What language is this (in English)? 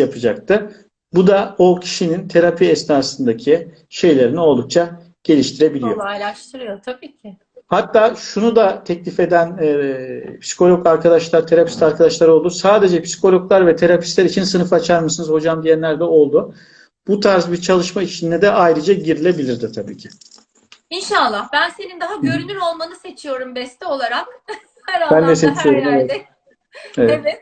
Turkish